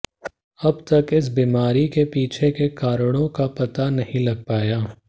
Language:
Hindi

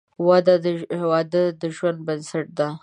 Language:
Pashto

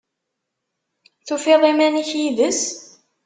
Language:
Kabyle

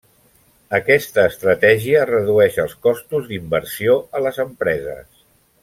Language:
Catalan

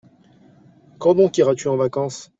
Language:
French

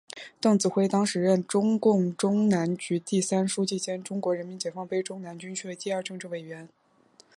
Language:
Chinese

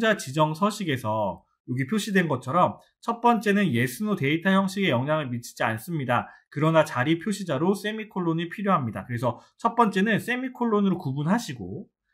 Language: Korean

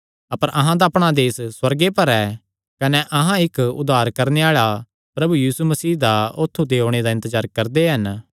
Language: Kangri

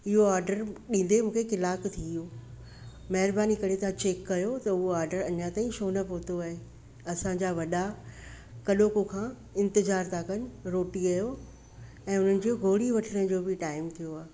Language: Sindhi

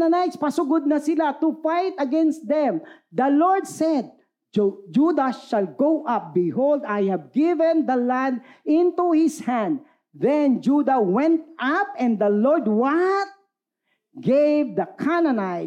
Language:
Filipino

